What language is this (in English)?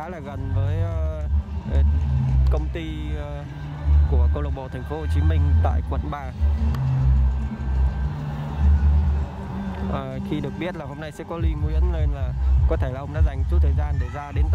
Vietnamese